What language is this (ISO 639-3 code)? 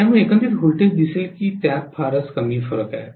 mar